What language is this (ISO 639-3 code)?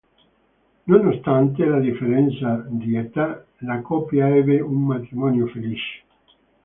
ita